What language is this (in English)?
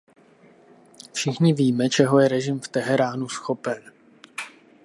Czech